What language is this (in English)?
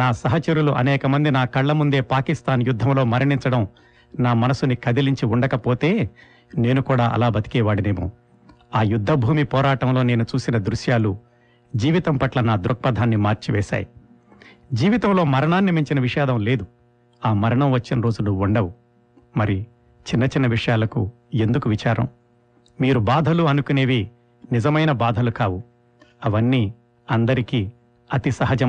Telugu